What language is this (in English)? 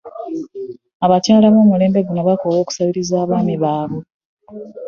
Ganda